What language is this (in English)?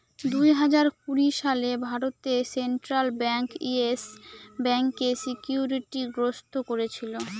Bangla